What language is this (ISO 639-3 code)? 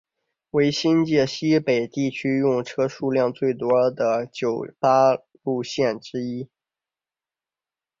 zho